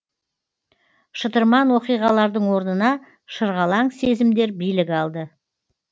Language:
Kazakh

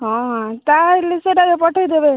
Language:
Odia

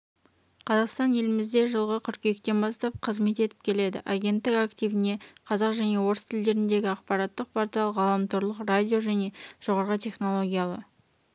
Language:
Kazakh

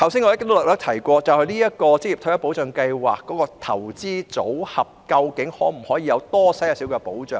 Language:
Cantonese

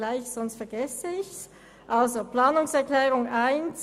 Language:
Swiss German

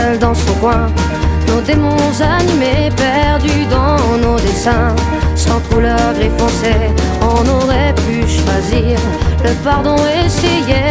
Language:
French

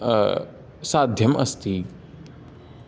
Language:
Sanskrit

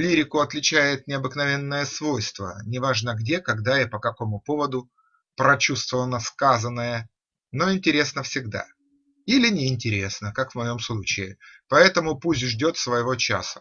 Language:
Russian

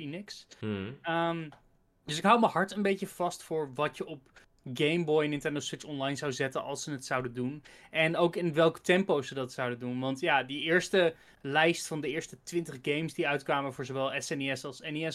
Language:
Dutch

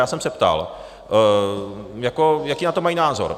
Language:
Czech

